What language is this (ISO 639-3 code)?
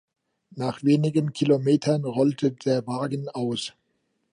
deu